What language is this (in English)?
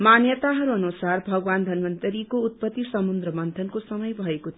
Nepali